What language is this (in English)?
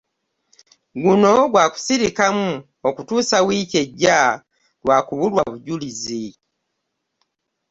Ganda